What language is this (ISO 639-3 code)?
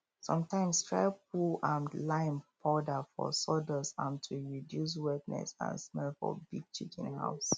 pcm